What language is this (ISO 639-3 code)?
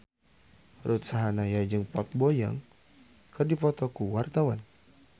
sun